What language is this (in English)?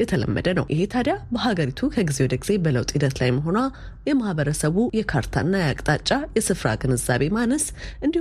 Amharic